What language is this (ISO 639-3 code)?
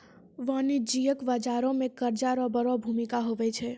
mai